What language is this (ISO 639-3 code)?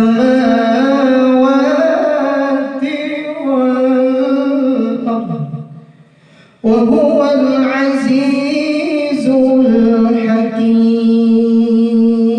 ind